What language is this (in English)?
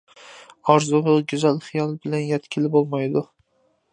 Uyghur